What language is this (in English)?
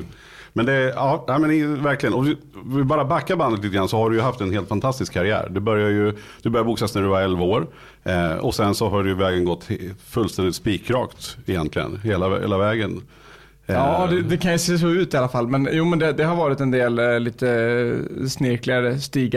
Swedish